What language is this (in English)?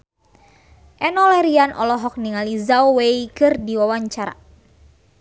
Sundanese